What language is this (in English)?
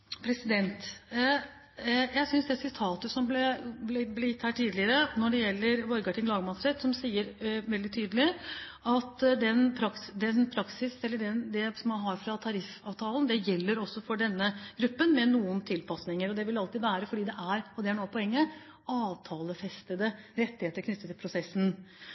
Norwegian Bokmål